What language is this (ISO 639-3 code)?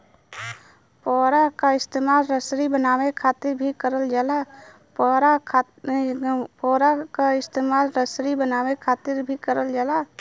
bho